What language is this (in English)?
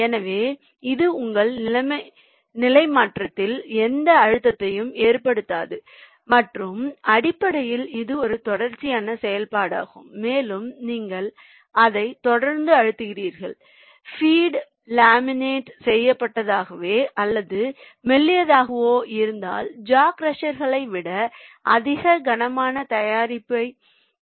Tamil